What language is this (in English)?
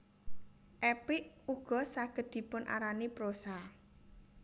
Javanese